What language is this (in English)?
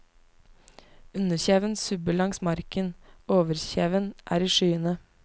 Norwegian